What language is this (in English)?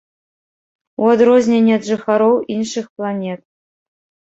Belarusian